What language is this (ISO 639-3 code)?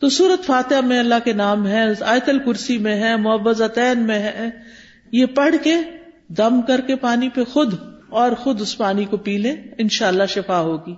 urd